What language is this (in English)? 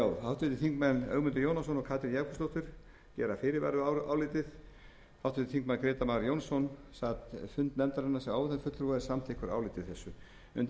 Icelandic